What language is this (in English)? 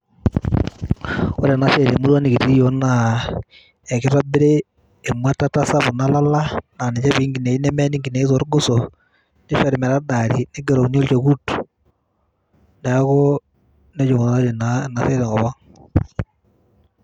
Masai